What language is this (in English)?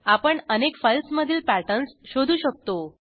Marathi